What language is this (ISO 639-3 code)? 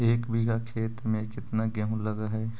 mag